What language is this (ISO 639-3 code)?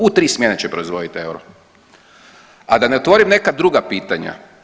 hrv